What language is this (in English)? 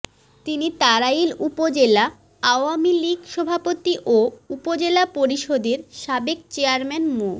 Bangla